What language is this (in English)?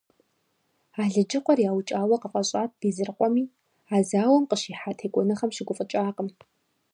Kabardian